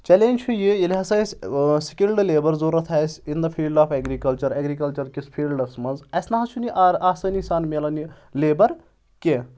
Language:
Kashmiri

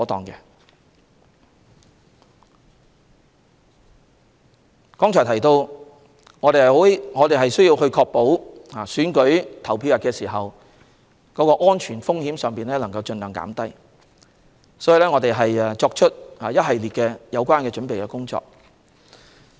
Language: Cantonese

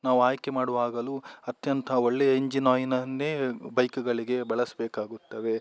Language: Kannada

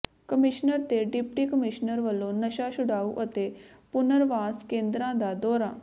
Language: Punjabi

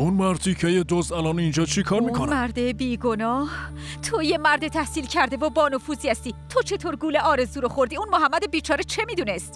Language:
Persian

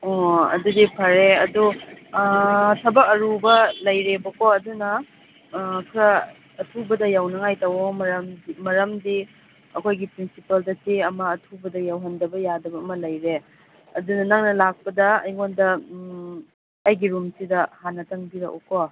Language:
Manipuri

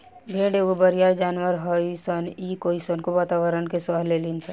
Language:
Bhojpuri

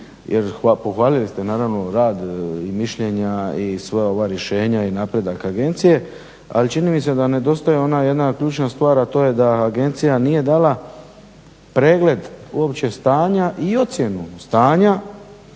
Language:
Croatian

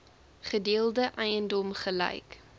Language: Afrikaans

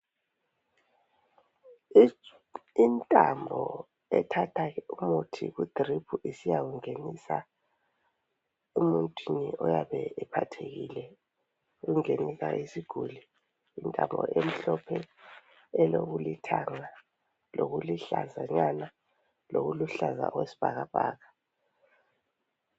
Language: North Ndebele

